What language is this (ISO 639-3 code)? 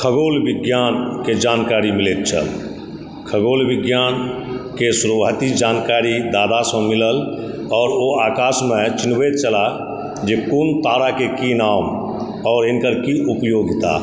mai